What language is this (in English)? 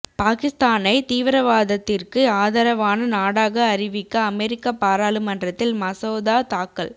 Tamil